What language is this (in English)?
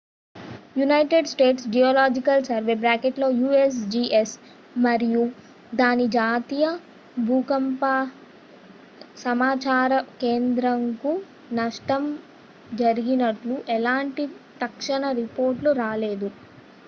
Telugu